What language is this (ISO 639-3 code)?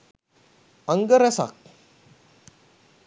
sin